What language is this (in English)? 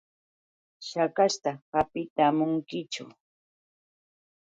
Yauyos Quechua